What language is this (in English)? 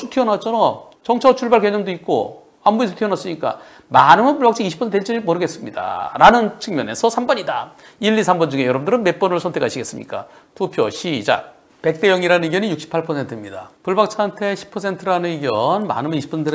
Korean